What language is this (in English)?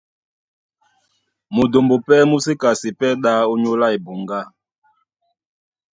Duala